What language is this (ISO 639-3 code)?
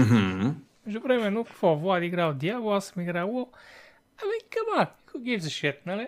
bul